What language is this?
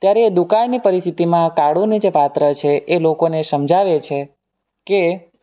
Gujarati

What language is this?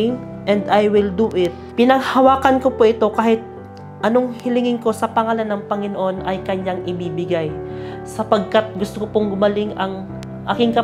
Filipino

